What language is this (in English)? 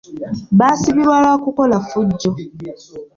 Ganda